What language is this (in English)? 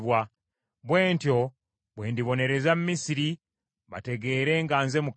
Ganda